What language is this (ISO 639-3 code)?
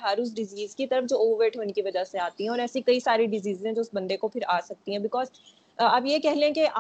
urd